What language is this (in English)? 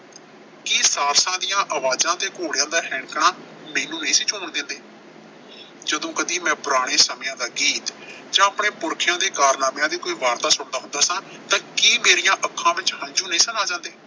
Punjabi